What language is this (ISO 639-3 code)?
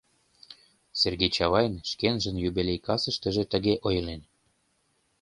chm